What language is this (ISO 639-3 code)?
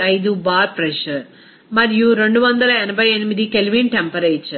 tel